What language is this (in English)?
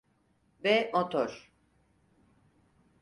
Turkish